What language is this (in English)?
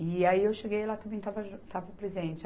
Portuguese